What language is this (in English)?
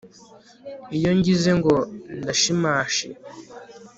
Kinyarwanda